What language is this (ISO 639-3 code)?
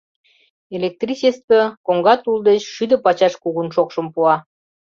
chm